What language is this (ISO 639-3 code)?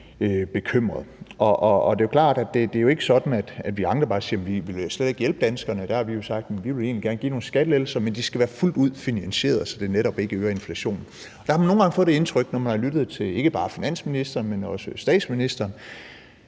dan